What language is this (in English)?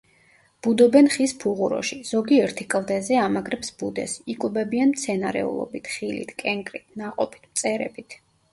Georgian